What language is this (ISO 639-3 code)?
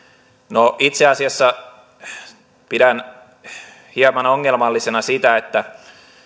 fin